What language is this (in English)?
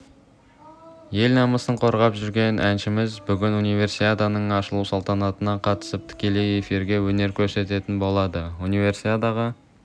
Kazakh